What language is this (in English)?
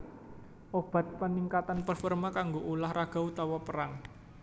Javanese